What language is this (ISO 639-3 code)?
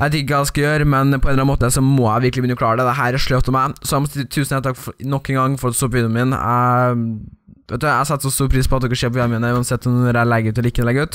nor